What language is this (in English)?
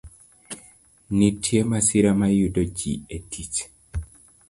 Luo (Kenya and Tanzania)